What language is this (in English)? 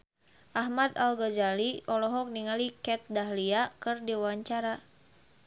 Sundanese